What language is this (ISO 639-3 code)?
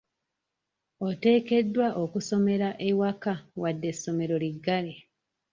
lug